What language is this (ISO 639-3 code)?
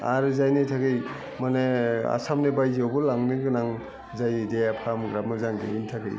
brx